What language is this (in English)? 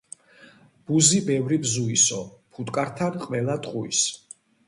Georgian